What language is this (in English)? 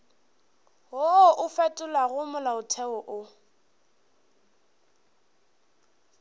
Northern Sotho